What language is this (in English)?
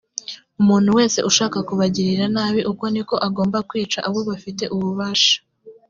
Kinyarwanda